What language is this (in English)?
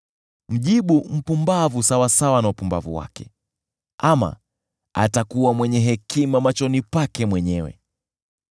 Swahili